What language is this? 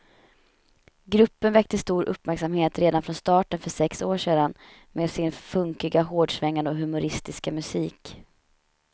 Swedish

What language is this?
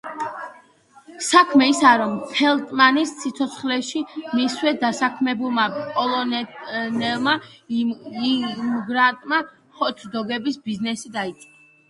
Georgian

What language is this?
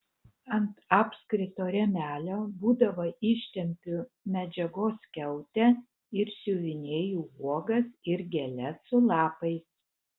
Lithuanian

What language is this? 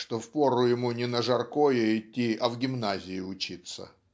Russian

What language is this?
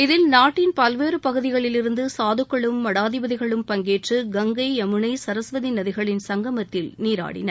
Tamil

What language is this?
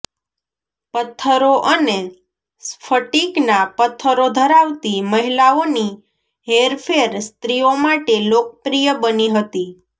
Gujarati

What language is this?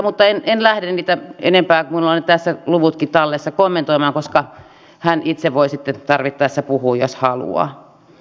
Finnish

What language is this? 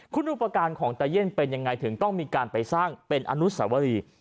Thai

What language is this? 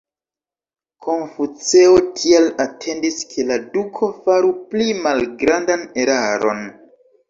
Esperanto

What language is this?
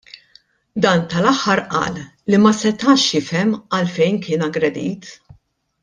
Maltese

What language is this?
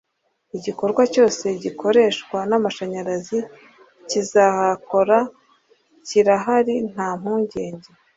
Kinyarwanda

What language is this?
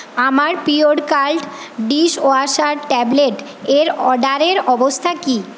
Bangla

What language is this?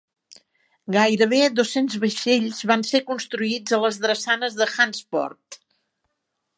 Catalan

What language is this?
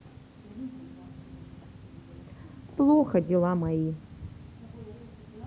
Russian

